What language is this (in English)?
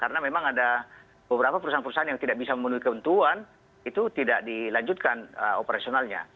Indonesian